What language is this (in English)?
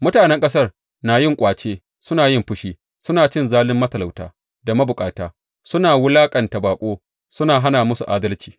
Hausa